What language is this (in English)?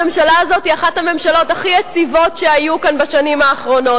Hebrew